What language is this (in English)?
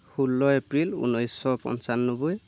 Assamese